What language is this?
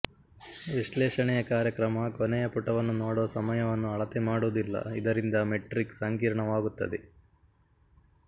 Kannada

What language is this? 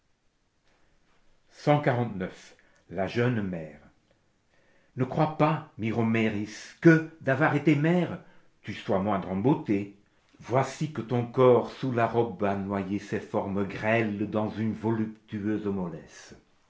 French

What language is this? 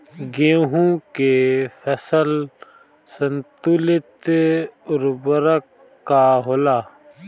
Bhojpuri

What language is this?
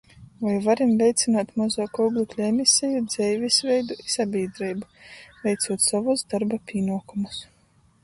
Latgalian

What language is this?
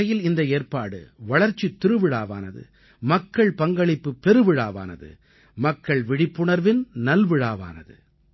Tamil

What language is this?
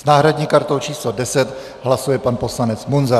Czech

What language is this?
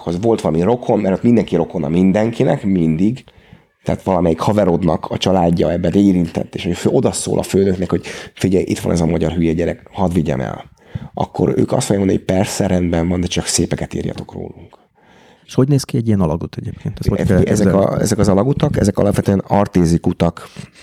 Hungarian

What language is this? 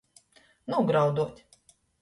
Latgalian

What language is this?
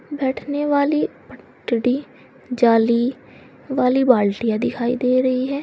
Hindi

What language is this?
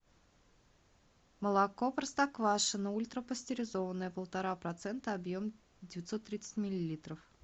Russian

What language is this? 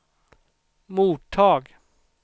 Swedish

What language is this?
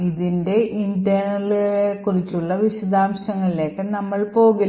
Malayalam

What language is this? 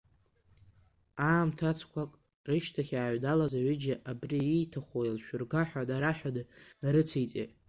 Abkhazian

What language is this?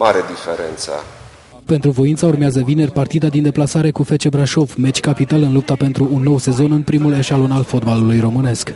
Romanian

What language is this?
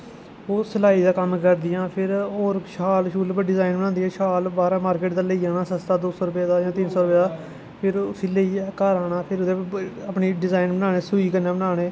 Dogri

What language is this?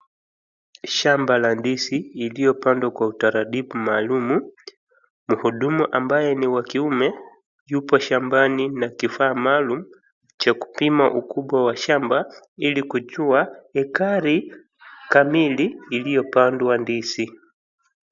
Swahili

